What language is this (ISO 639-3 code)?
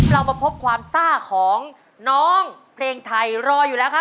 tha